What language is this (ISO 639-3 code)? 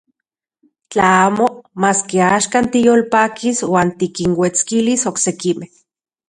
ncx